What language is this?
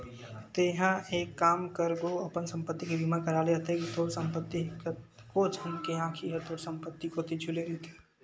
Chhattisgarhi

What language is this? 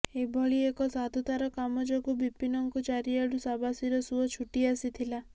Odia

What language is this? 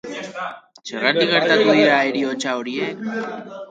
Basque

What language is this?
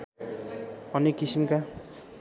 Nepali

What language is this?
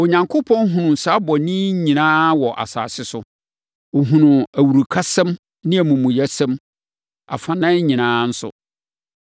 Akan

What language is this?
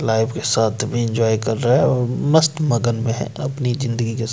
Hindi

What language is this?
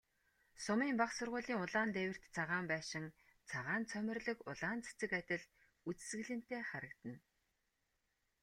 Mongolian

